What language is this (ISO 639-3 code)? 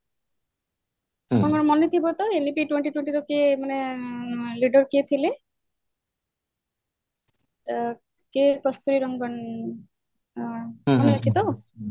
ori